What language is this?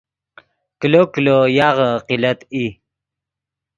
Yidgha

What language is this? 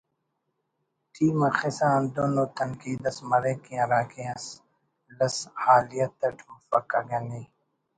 Brahui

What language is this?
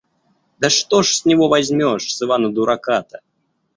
Russian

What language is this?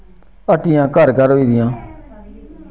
Dogri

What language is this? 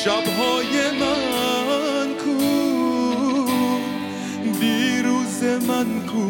Persian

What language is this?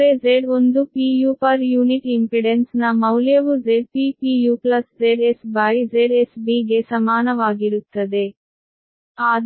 Kannada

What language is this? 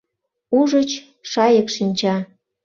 Mari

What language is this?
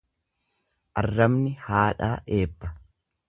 Oromo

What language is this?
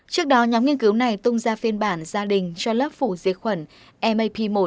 Vietnamese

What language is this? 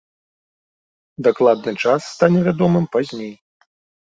Belarusian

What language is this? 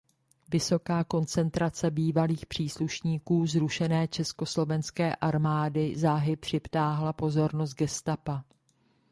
Czech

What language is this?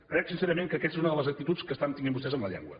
Catalan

